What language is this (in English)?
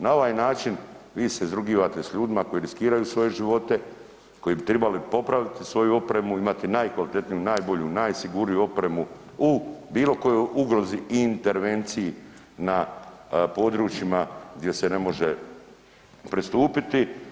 Croatian